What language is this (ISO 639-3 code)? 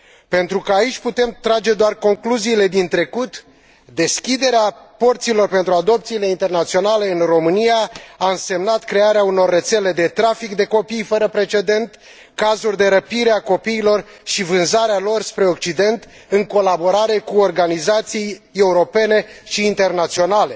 ron